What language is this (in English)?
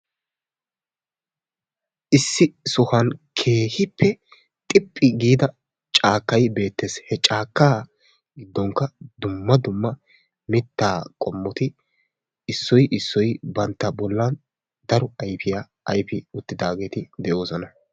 Wolaytta